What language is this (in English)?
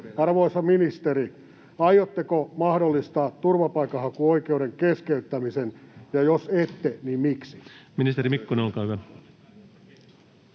Finnish